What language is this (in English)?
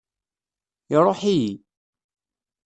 Kabyle